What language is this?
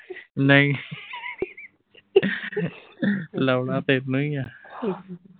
Punjabi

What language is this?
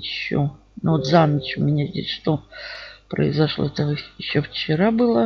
Russian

